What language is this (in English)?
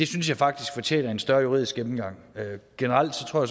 Danish